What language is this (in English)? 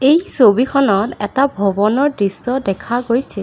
Assamese